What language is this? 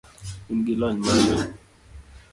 Luo (Kenya and Tanzania)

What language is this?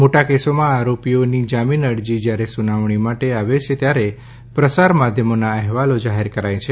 Gujarati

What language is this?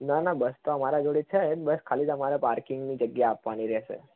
Gujarati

